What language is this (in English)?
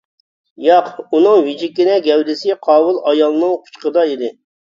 Uyghur